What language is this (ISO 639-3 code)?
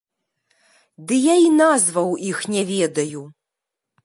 bel